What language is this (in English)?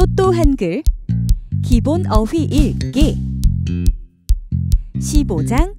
Korean